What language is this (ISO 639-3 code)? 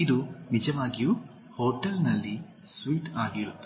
kan